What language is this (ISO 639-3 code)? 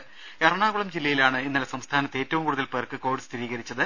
mal